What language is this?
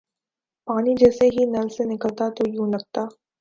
Urdu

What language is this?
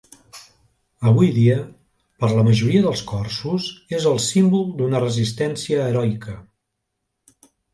Catalan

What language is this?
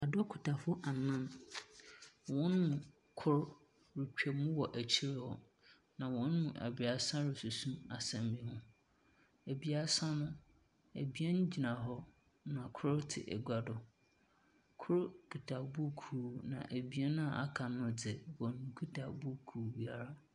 Akan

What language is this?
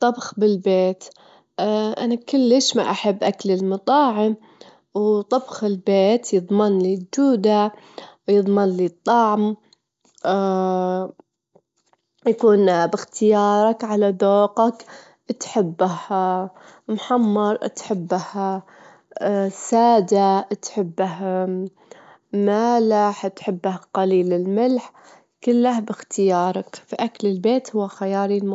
Gulf Arabic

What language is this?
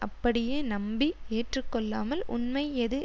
Tamil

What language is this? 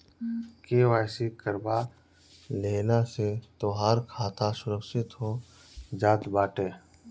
Bhojpuri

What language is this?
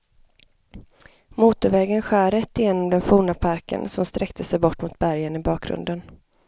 Swedish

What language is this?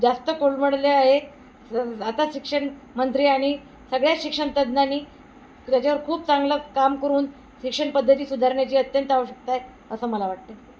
Marathi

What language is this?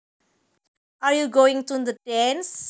Javanese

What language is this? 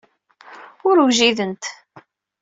Kabyle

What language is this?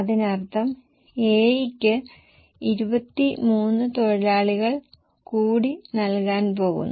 Malayalam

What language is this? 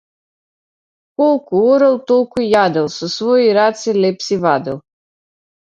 Macedonian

